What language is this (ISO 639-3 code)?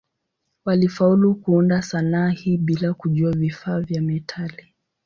swa